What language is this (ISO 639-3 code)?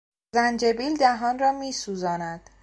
fas